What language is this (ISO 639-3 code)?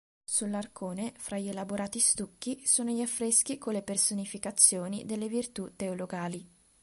ita